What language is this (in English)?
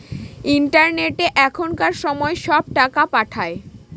Bangla